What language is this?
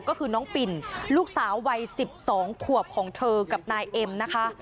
Thai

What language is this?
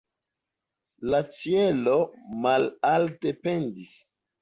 Esperanto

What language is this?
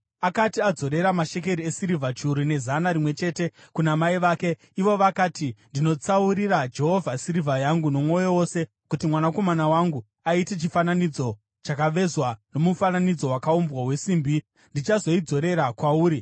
Shona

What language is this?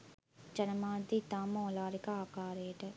Sinhala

